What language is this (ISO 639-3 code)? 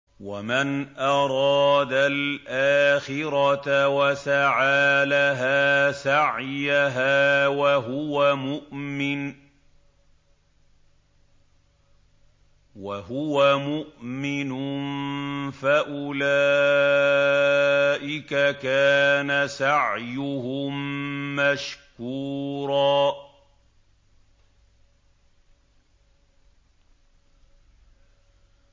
ara